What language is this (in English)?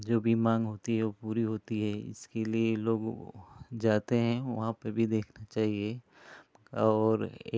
Hindi